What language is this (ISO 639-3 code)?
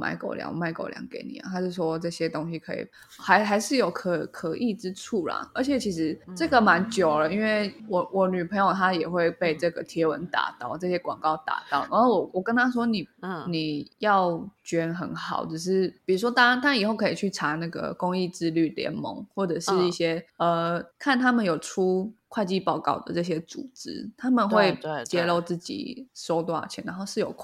zho